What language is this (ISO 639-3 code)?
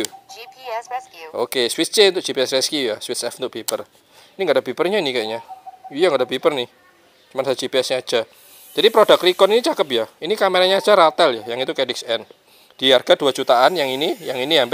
ind